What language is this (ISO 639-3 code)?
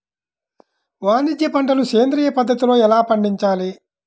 tel